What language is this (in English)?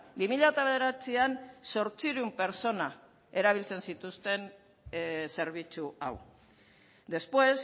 Basque